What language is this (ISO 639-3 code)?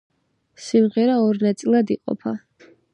kat